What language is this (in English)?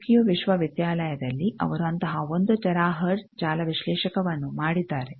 Kannada